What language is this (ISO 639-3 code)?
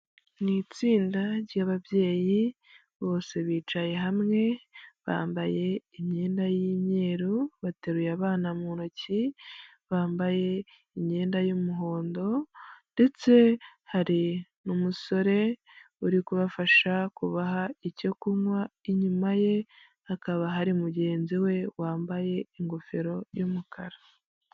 kin